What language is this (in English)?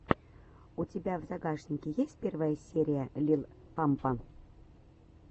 Russian